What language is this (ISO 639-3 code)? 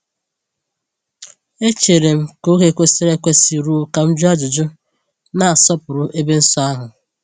ibo